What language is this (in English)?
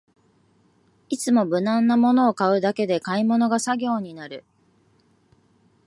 Japanese